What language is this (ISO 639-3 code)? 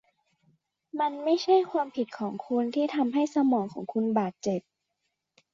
tha